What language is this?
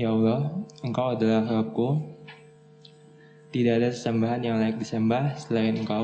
Indonesian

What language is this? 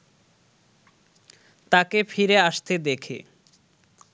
Bangla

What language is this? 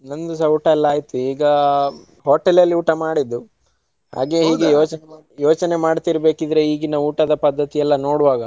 Kannada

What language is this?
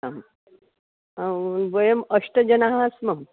Sanskrit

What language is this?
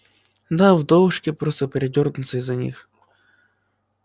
Russian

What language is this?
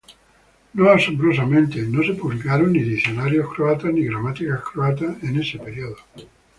Spanish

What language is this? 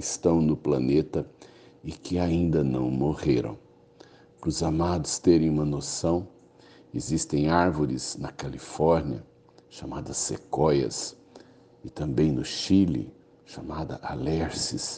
Portuguese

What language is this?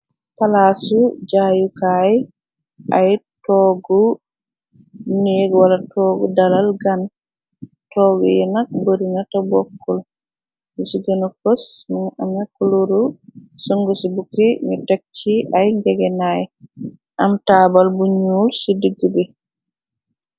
Wolof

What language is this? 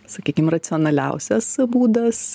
Lithuanian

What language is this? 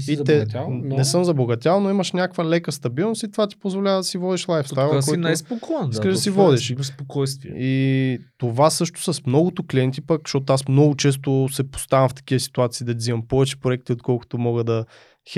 Bulgarian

